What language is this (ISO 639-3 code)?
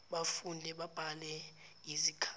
zul